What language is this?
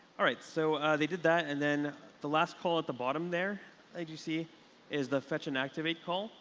English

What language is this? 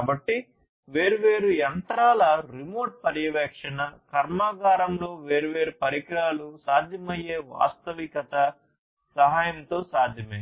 Telugu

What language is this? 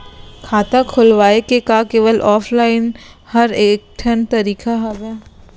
Chhattisgarhi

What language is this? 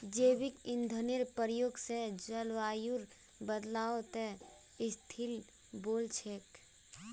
Magahi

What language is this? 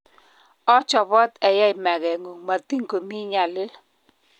Kalenjin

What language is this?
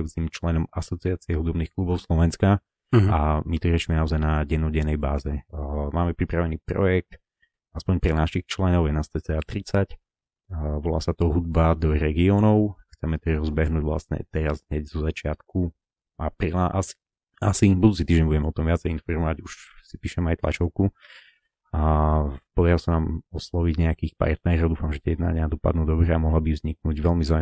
Slovak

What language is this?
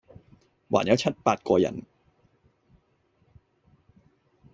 Cantonese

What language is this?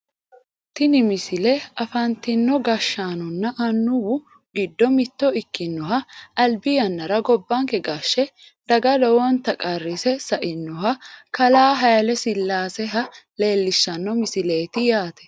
Sidamo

